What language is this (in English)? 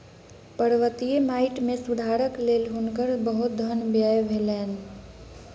Maithili